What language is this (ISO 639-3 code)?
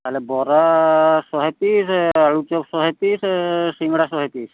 ori